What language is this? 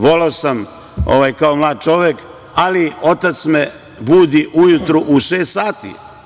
Serbian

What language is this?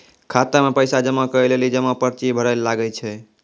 Maithili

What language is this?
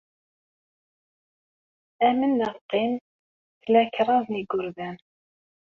Kabyle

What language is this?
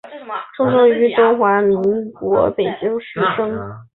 Chinese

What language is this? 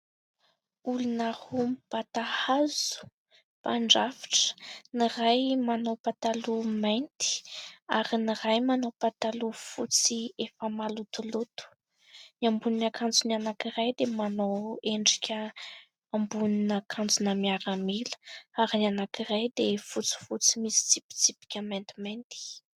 Malagasy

